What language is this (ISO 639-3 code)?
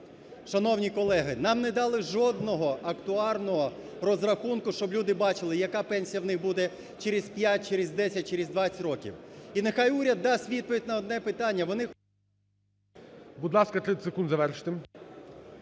ukr